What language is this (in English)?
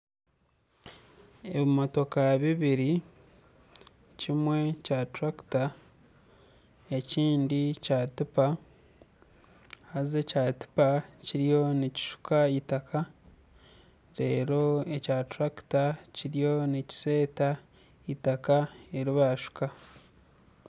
Nyankole